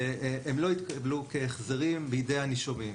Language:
Hebrew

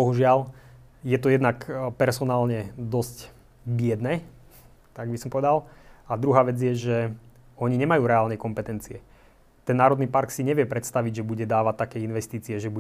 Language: Slovak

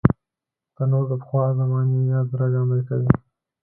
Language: Pashto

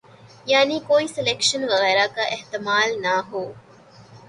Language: Urdu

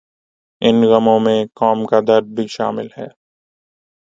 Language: Urdu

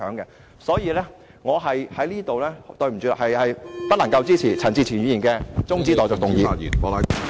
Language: Cantonese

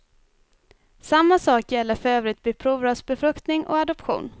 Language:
Swedish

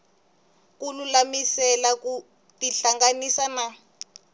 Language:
Tsonga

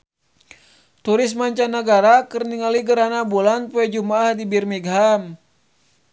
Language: Sundanese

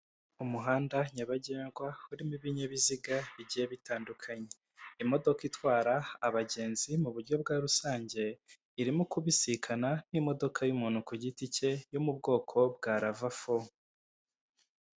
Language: Kinyarwanda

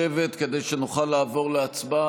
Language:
Hebrew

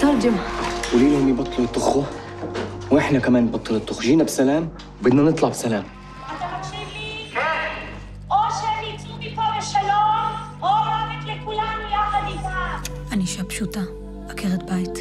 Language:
Hebrew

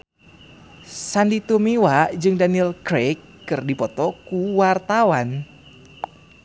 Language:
Sundanese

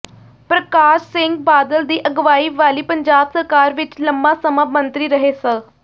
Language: Punjabi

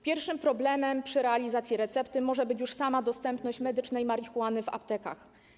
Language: Polish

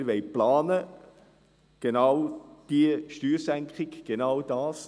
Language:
Swiss German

